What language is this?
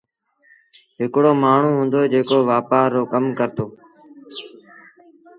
Sindhi Bhil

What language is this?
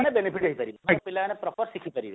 Odia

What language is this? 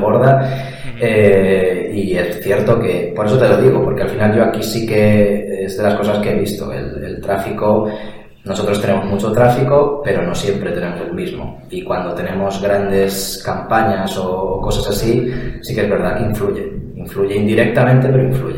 Spanish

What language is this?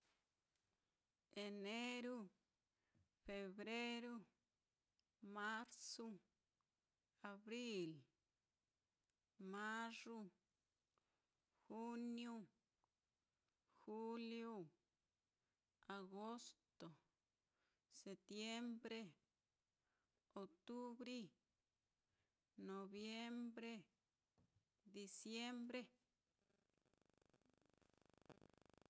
Mitlatongo Mixtec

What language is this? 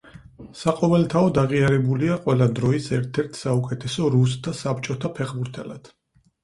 Georgian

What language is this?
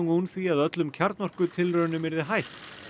Icelandic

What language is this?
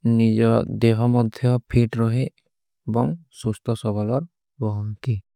Kui (India)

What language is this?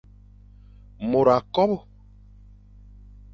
Fang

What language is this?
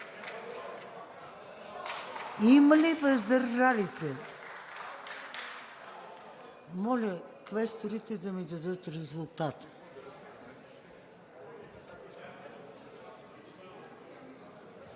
Bulgarian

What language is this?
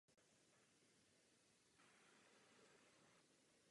Czech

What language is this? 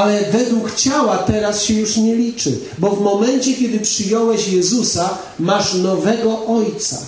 Polish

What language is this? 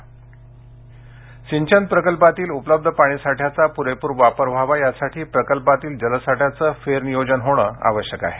Marathi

